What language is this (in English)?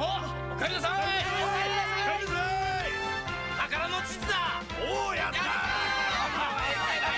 Japanese